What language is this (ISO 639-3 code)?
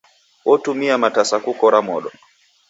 dav